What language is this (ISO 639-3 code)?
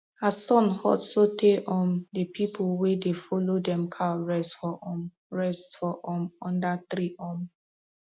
pcm